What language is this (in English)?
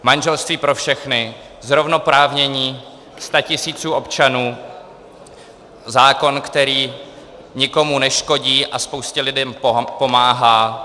Czech